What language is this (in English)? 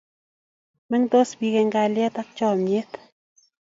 Kalenjin